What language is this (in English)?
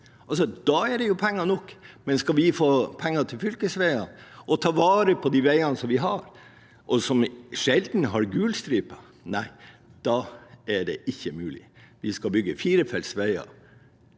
Norwegian